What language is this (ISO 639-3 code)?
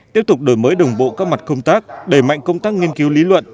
vie